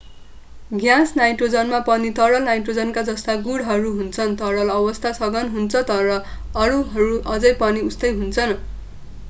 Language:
Nepali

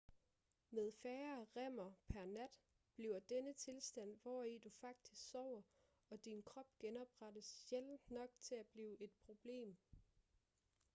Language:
Danish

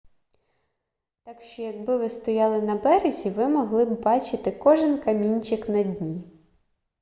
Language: Ukrainian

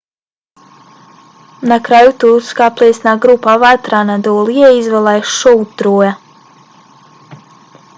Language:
Bosnian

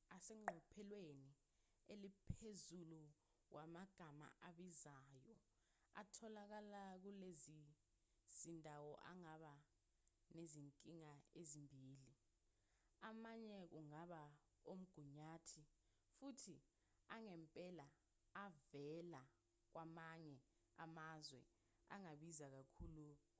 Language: Zulu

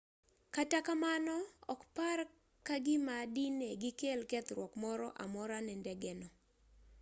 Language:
Luo (Kenya and Tanzania)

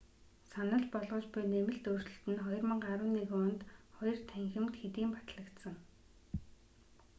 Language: Mongolian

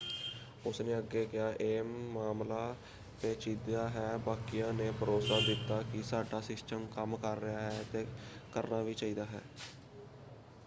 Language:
Punjabi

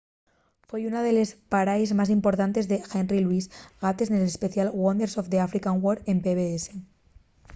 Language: Asturian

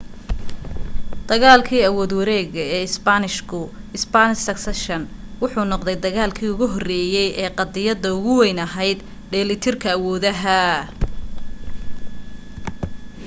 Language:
Somali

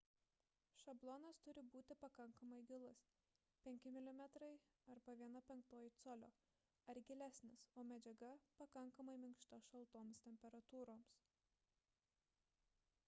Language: Lithuanian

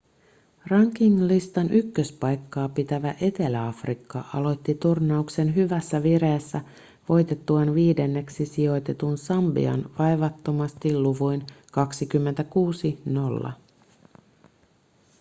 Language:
Finnish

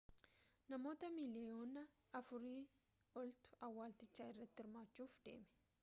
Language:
Oromo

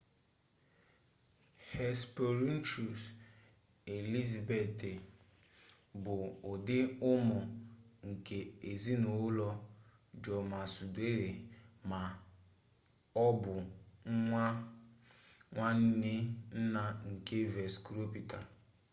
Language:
Igbo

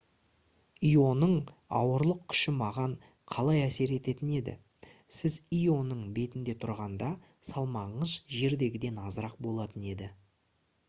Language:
Kazakh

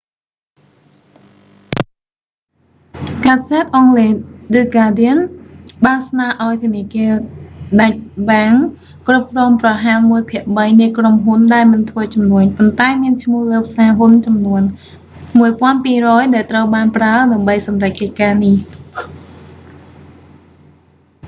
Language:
Khmer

